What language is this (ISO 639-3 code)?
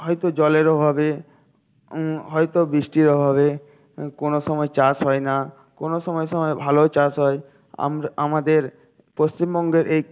ben